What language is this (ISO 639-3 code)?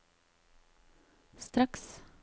nor